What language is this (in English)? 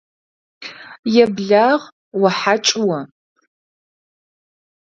Adyghe